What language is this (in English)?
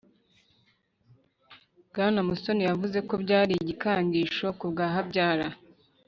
Kinyarwanda